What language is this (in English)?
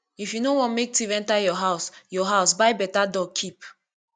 Nigerian Pidgin